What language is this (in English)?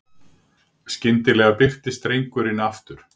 Icelandic